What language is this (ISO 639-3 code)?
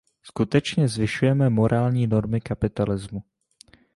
ces